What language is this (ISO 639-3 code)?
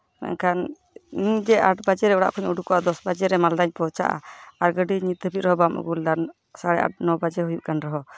sat